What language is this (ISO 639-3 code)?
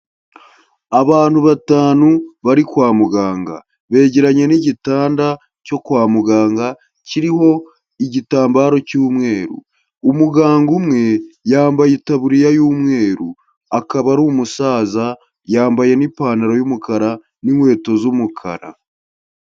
kin